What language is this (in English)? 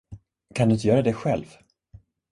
Swedish